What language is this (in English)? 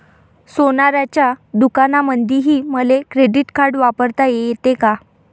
Marathi